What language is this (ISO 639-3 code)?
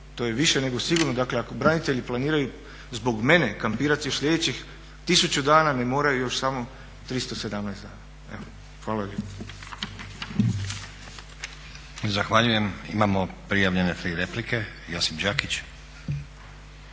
hrv